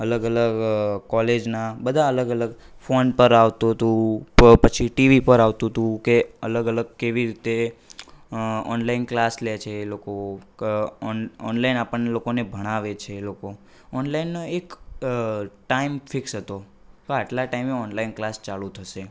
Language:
Gujarati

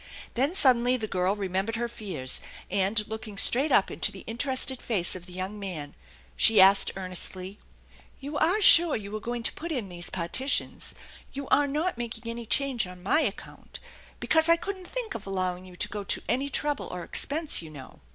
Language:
English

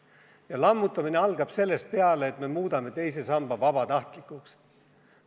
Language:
Estonian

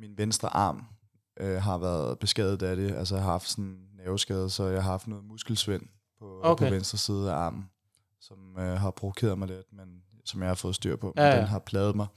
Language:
Danish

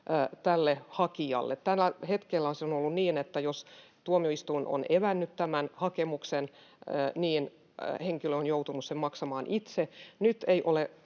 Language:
Finnish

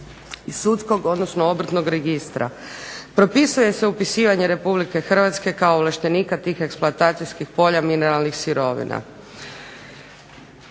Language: Croatian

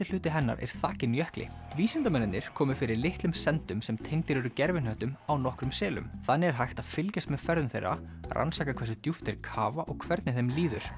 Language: Icelandic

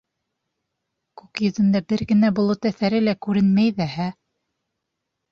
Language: Bashkir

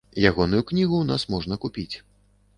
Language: Belarusian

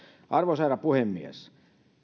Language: Finnish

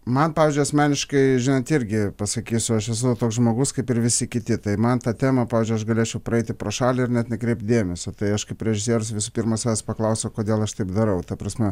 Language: Lithuanian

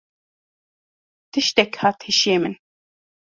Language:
Kurdish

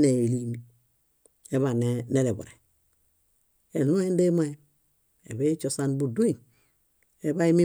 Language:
Bayot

